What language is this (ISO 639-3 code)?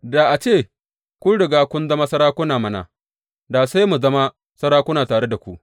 hau